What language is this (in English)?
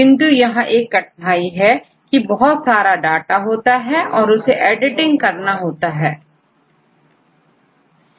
Hindi